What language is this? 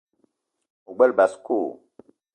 Eton (Cameroon)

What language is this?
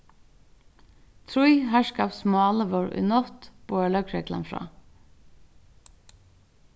Faroese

